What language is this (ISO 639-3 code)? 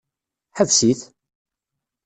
kab